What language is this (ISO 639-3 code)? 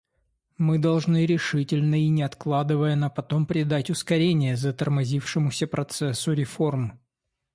rus